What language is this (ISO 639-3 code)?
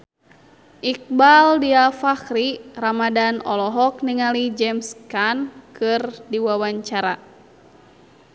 sun